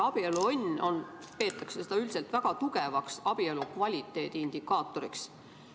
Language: Estonian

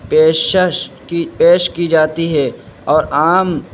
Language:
Urdu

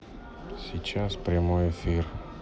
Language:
Russian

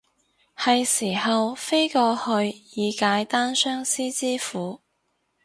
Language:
Cantonese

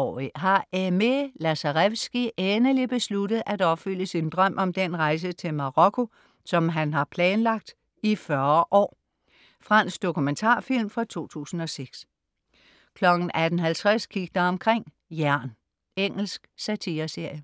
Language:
Danish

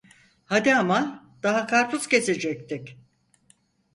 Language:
Turkish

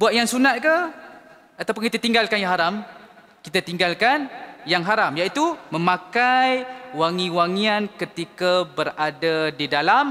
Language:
Malay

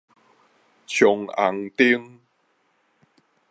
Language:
Min Nan Chinese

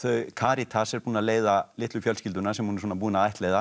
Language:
Icelandic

